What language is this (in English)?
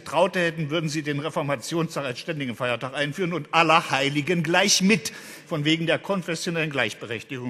German